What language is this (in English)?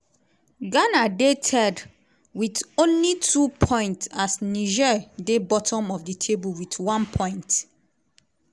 Nigerian Pidgin